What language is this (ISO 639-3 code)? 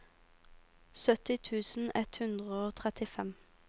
nor